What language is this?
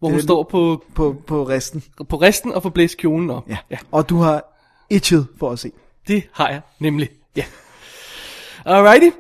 Danish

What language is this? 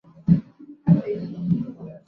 Chinese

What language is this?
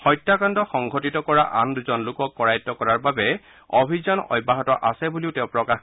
Assamese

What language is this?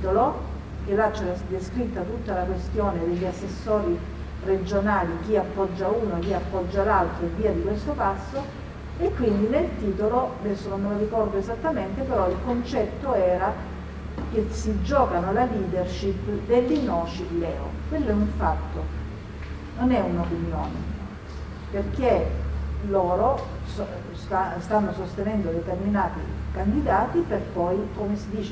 Italian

